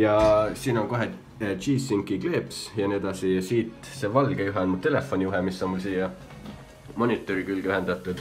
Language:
Finnish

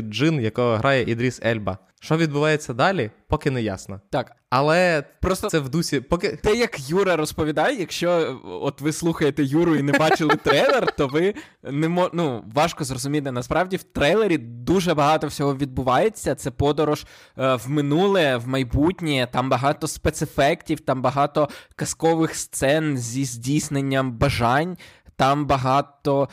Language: Ukrainian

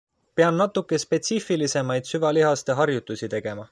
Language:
Estonian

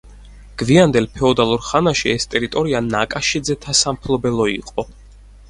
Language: Georgian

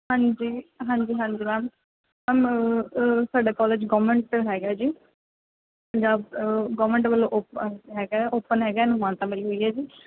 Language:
Punjabi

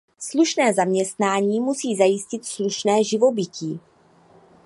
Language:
Czech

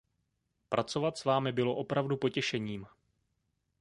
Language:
Czech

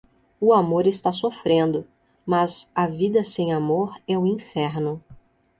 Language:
Portuguese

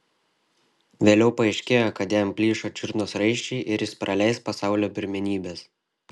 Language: Lithuanian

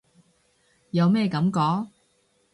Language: Cantonese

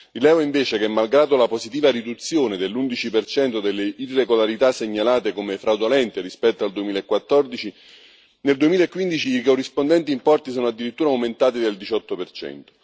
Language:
Italian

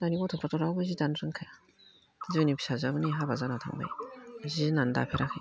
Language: Bodo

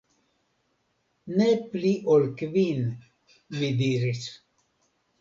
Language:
Esperanto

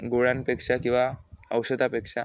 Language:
Marathi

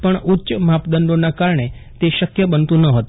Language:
Gujarati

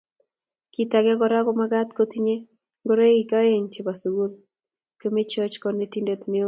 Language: Kalenjin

